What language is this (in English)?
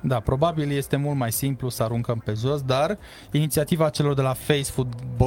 Romanian